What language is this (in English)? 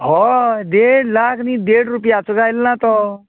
Konkani